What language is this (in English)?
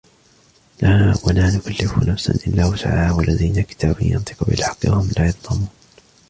Arabic